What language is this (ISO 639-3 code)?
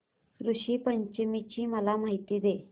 mar